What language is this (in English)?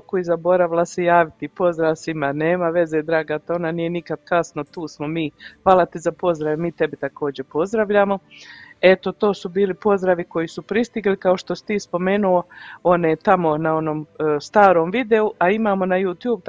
Croatian